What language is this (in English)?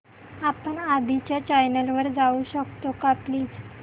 Marathi